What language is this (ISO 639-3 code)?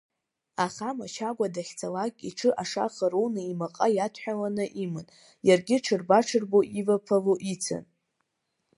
abk